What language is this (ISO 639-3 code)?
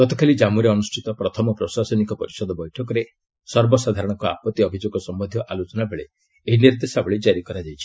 ori